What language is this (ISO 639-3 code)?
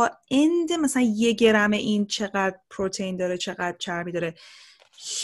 fas